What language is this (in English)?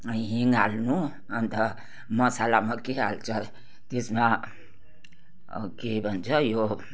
Nepali